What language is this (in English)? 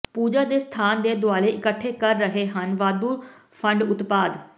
Punjabi